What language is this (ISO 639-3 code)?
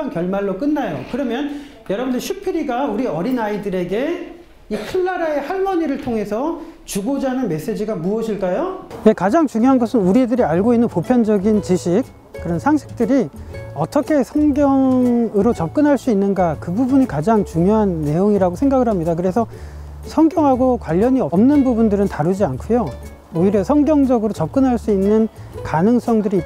kor